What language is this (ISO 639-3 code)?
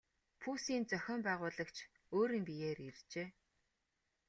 mon